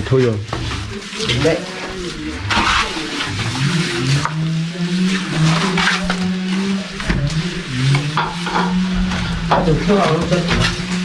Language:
Vietnamese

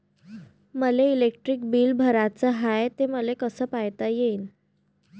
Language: Marathi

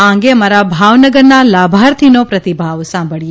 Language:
Gujarati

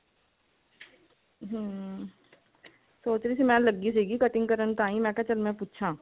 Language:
Punjabi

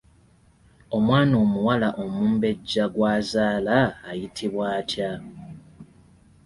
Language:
Ganda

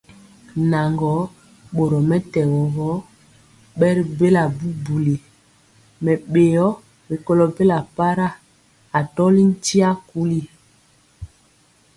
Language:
Mpiemo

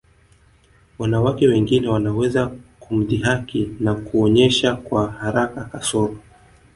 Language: Swahili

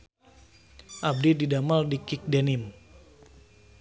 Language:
Sundanese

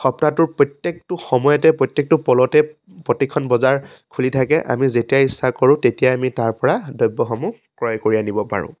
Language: Assamese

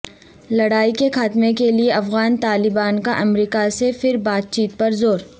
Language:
Urdu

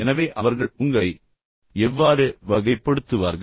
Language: Tamil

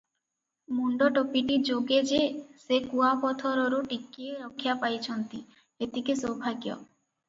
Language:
Odia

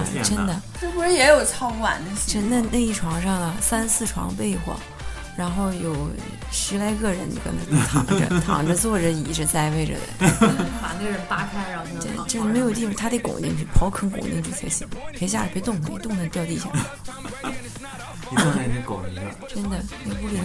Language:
Chinese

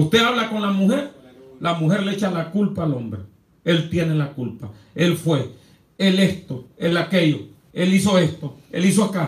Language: Spanish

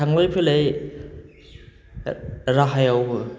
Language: Bodo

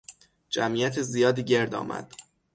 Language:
Persian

